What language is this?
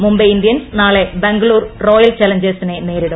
Malayalam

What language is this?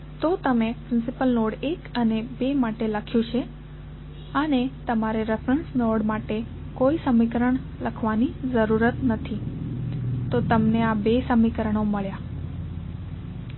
Gujarati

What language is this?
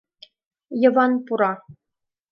Mari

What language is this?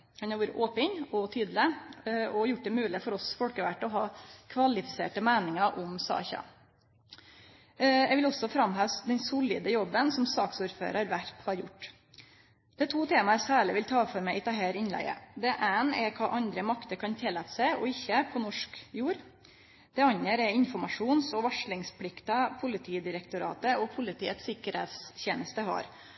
Norwegian Nynorsk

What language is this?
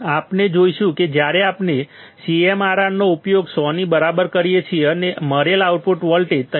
Gujarati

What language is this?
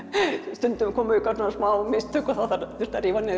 Icelandic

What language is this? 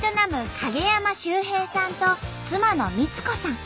Japanese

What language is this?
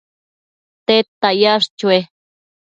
Matsés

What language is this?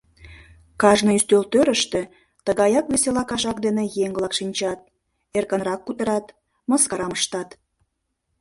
Mari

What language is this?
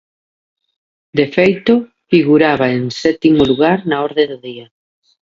Galician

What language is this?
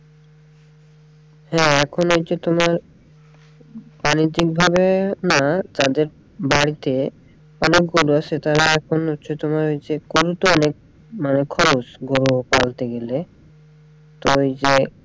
Bangla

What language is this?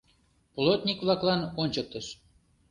Mari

